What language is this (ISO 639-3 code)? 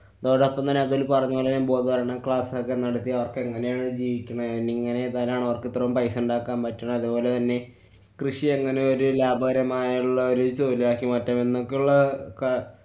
mal